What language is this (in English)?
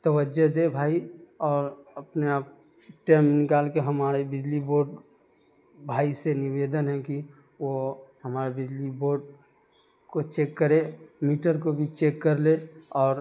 Urdu